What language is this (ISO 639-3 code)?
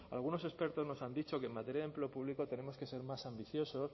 spa